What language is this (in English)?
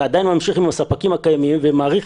Hebrew